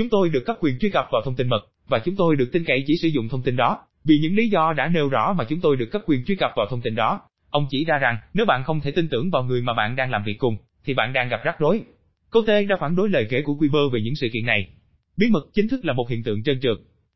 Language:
Vietnamese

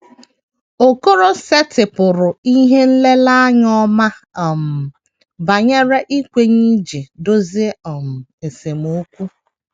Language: Igbo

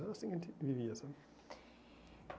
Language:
Portuguese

